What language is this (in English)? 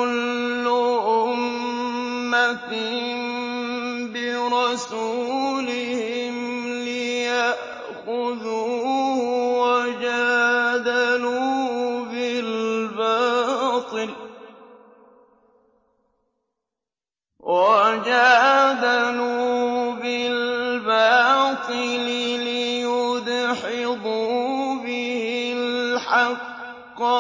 Arabic